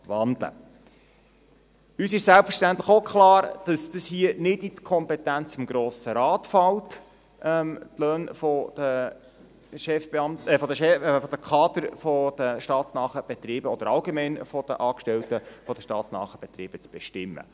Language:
Swiss German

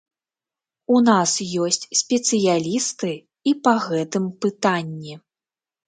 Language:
Belarusian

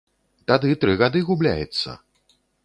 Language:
Belarusian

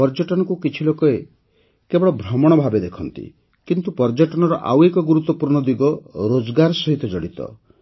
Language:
Odia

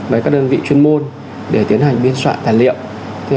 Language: Vietnamese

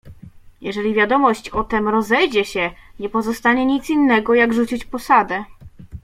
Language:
Polish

